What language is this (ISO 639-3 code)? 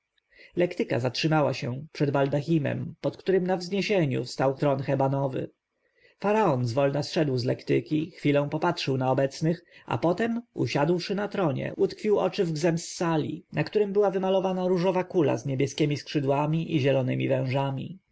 pol